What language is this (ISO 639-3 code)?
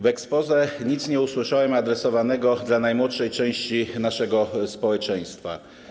pol